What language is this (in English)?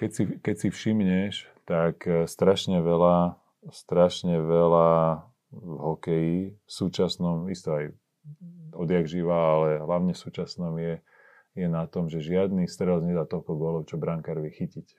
Slovak